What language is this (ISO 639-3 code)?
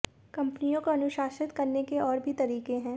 hin